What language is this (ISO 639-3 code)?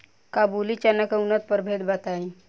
bho